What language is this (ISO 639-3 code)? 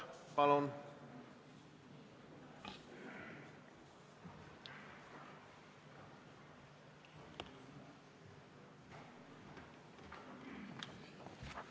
est